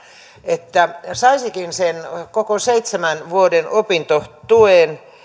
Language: Finnish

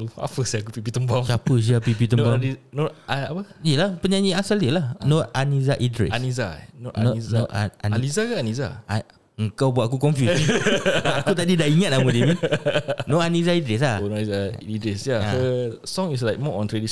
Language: Malay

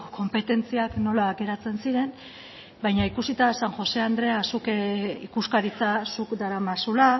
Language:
Basque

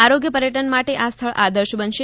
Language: Gujarati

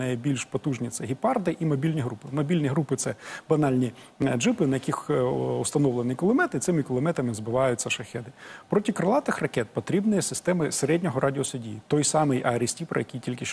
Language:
Ukrainian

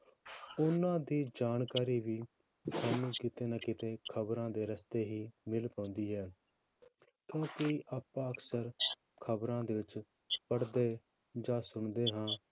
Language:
Punjabi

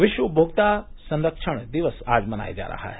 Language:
Hindi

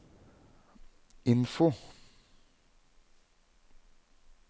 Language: Norwegian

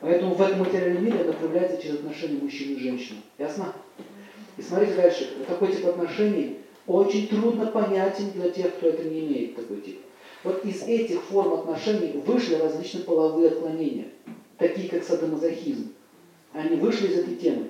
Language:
Russian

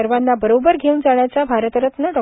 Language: Marathi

